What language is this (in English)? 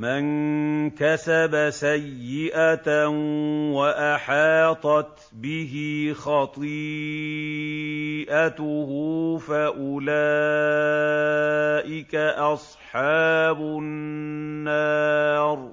Arabic